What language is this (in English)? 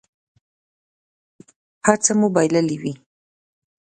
Pashto